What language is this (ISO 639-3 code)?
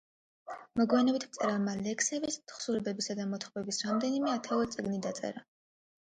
kat